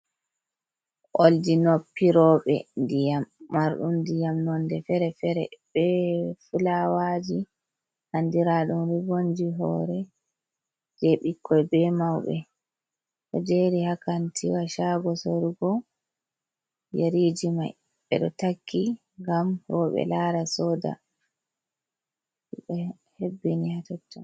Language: Fula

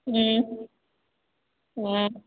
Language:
Manipuri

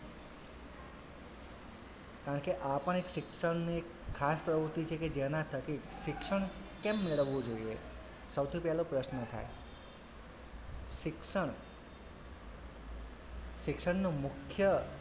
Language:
Gujarati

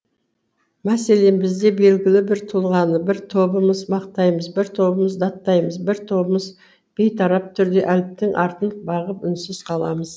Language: Kazakh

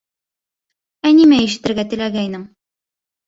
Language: Bashkir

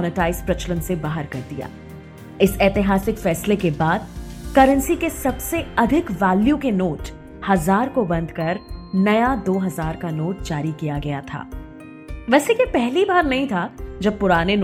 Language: Hindi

